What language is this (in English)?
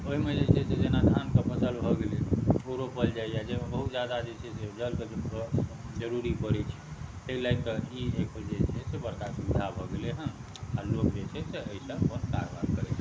Maithili